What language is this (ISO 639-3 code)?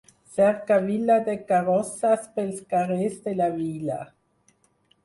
cat